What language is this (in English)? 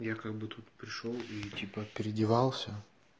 Russian